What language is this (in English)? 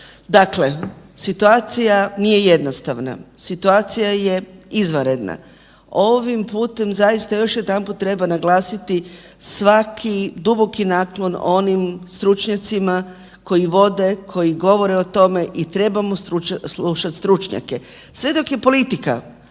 Croatian